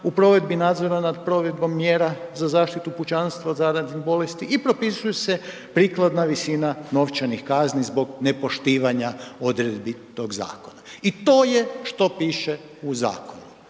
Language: Croatian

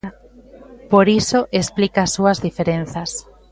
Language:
Galician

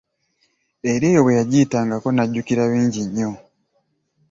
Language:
Ganda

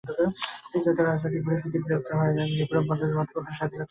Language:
Bangla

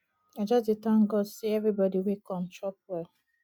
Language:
Nigerian Pidgin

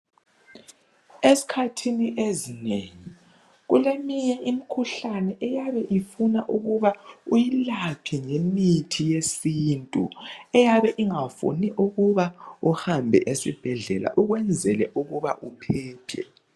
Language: North Ndebele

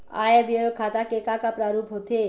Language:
Chhattisgarhi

